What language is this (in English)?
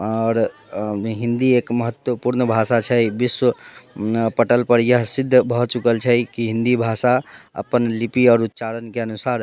Maithili